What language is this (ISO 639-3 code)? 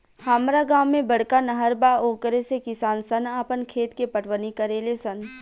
bho